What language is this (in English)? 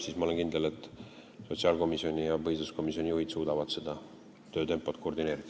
Estonian